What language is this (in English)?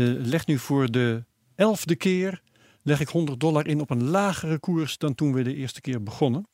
Dutch